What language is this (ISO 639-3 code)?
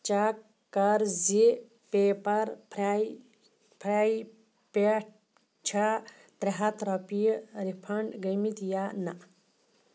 kas